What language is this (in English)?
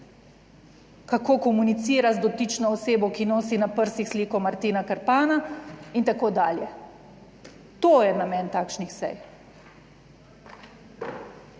Slovenian